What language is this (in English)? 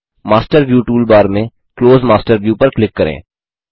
Hindi